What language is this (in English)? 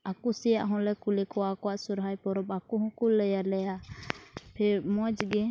Santali